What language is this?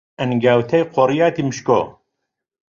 Central Kurdish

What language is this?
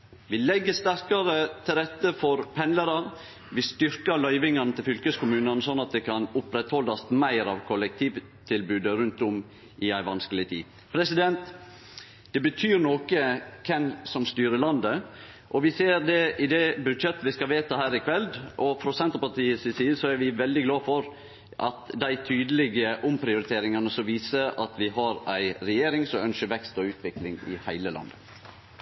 Norwegian Nynorsk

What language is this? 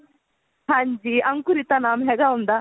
Punjabi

